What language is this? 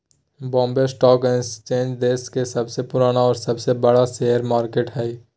Magahi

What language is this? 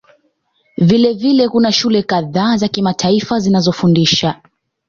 Swahili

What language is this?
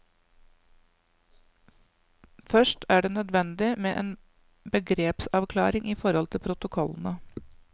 Norwegian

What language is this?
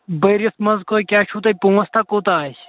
Kashmiri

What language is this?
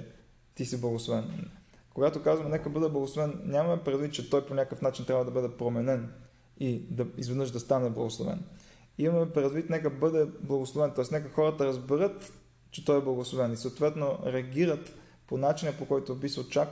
Bulgarian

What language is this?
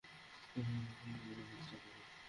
Bangla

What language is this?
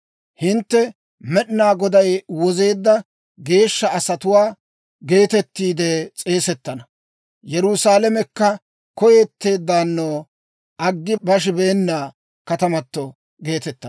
Dawro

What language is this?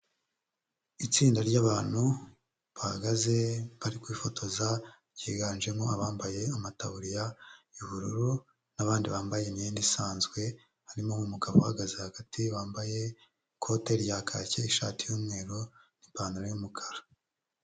Kinyarwanda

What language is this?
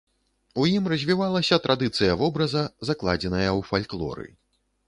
Belarusian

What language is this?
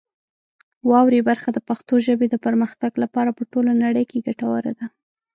Pashto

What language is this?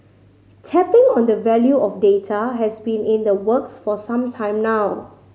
English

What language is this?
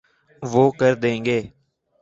Urdu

